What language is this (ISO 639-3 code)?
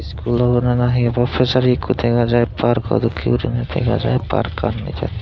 ccp